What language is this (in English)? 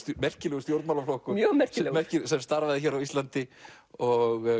Icelandic